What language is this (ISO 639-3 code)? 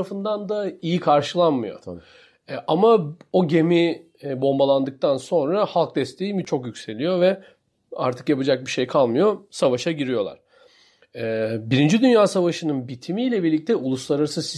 tur